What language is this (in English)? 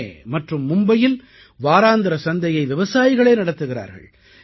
Tamil